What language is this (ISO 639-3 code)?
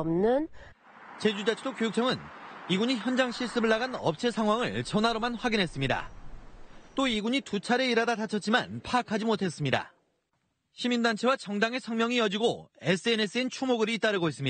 kor